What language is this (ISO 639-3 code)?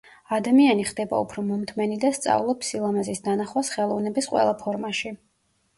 kat